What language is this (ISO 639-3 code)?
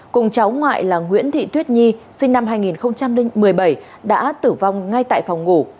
vie